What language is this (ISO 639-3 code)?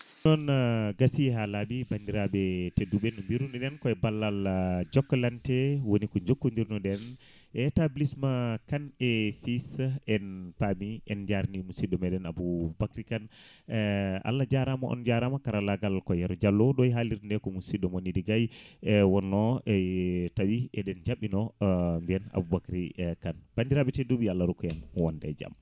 ful